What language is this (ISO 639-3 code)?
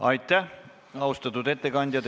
est